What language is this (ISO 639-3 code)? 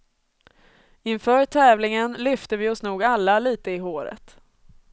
swe